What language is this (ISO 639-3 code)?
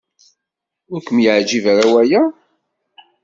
kab